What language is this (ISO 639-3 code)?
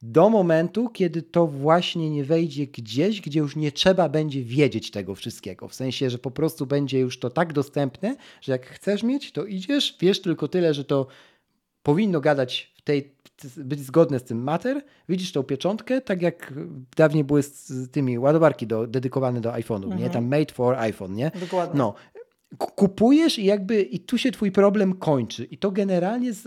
pol